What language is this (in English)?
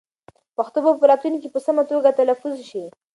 Pashto